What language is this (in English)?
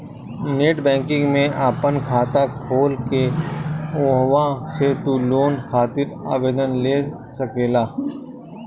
Bhojpuri